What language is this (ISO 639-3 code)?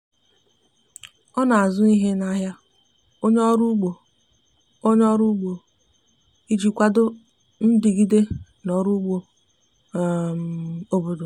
ibo